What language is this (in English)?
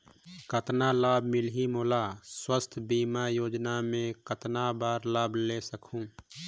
Chhattisgarhi